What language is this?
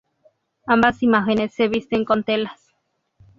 Spanish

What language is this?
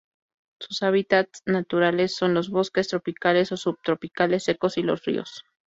Spanish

